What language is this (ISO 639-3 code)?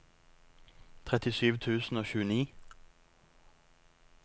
nor